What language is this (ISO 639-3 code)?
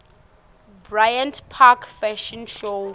ssw